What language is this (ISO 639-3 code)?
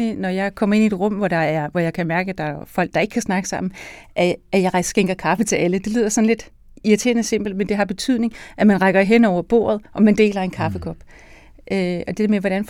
dan